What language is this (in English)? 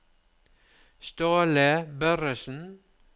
Norwegian